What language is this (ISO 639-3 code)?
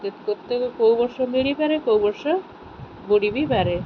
ori